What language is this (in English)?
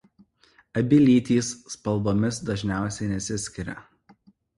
Lithuanian